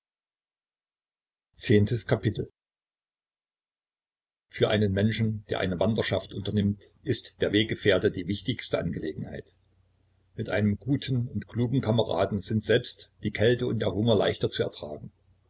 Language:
German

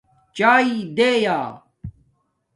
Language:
Domaaki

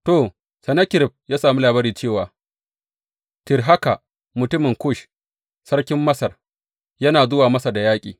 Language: Hausa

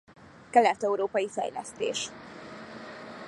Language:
Hungarian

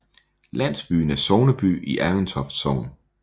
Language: Danish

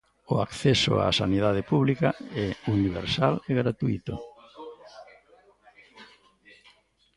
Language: Galician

